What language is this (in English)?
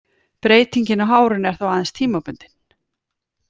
Icelandic